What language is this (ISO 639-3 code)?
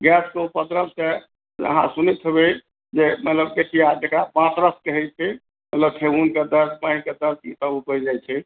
mai